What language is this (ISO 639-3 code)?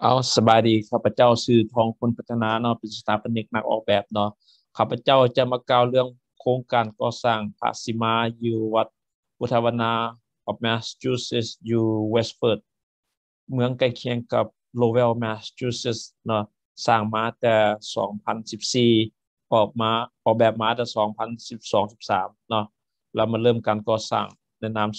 tha